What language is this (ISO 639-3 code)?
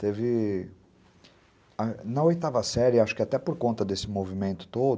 por